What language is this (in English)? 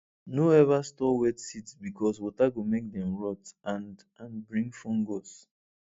Nigerian Pidgin